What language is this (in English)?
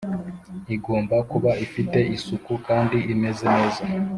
Kinyarwanda